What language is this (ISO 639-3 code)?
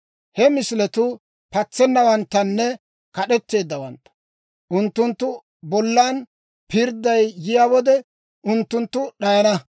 dwr